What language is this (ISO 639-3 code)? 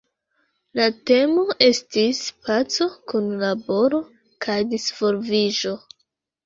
epo